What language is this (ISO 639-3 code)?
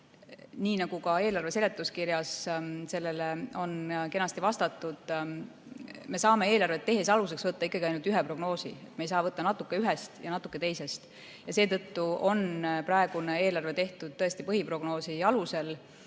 est